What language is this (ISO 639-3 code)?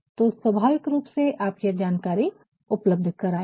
hin